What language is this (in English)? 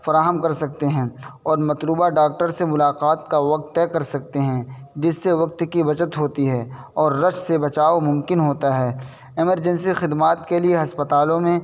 Urdu